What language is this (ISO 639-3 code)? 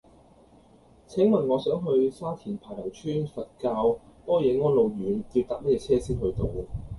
yue